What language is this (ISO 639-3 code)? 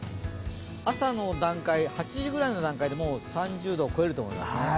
jpn